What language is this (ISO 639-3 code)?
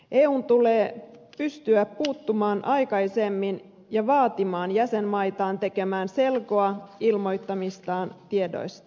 fin